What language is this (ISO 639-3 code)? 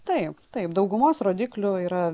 lit